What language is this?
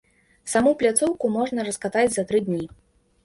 Belarusian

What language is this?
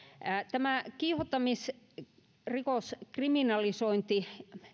Finnish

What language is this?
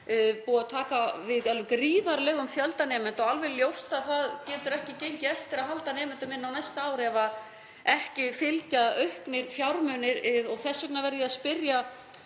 Icelandic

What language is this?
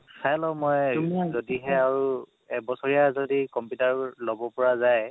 Assamese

